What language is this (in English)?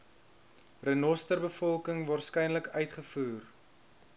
Afrikaans